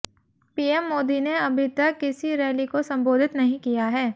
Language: Hindi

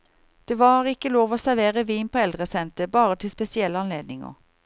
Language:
Norwegian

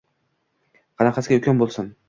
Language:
Uzbek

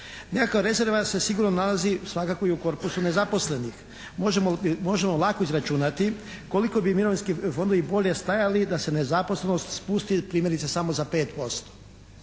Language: Croatian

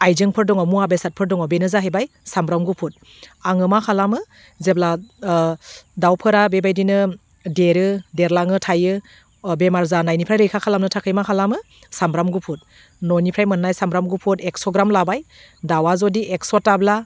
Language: Bodo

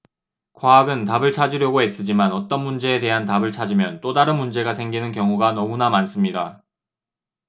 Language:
Korean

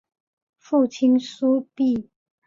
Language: Chinese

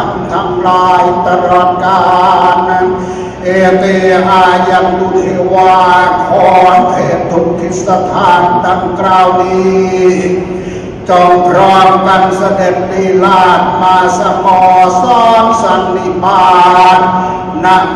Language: Thai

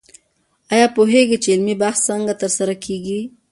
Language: Pashto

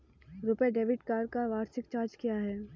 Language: Hindi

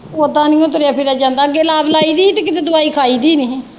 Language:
Punjabi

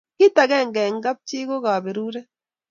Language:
Kalenjin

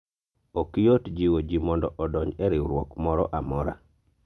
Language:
Luo (Kenya and Tanzania)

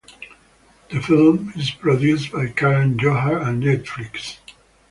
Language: English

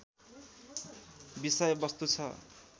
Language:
Nepali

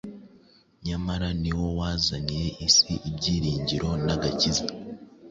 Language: Kinyarwanda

